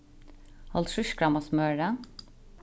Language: Faroese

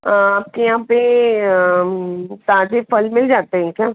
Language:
Hindi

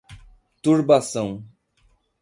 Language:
Portuguese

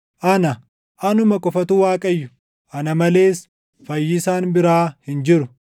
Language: Oromo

